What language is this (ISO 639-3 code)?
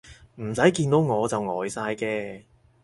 yue